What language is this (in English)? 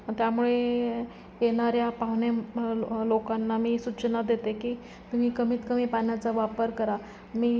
Marathi